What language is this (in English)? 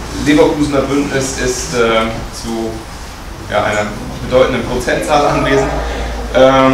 German